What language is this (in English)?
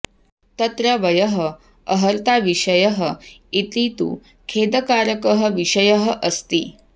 Sanskrit